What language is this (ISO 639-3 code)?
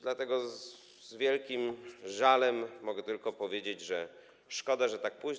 pol